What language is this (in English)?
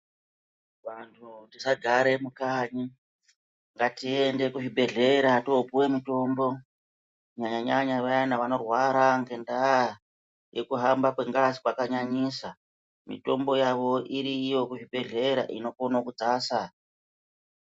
Ndau